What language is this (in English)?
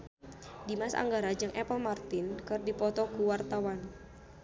Sundanese